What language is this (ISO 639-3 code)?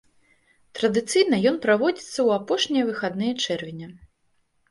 bel